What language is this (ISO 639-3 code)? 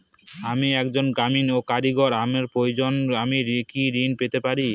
ben